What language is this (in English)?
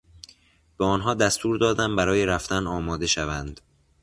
Persian